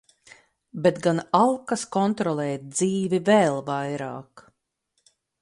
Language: Latvian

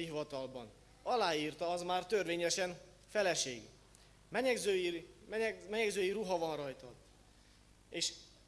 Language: Hungarian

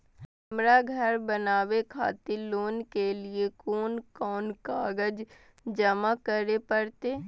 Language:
Maithili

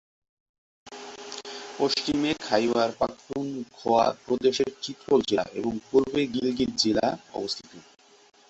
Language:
Bangla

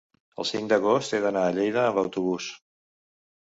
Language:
Catalan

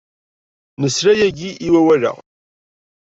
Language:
Kabyle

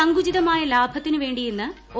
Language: Malayalam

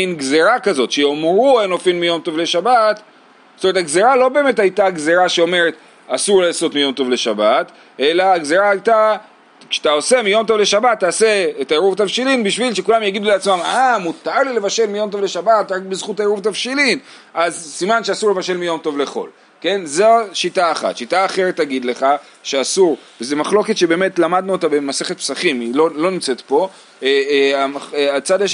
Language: Hebrew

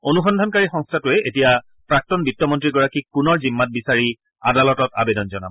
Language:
Assamese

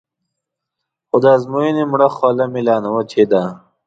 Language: Pashto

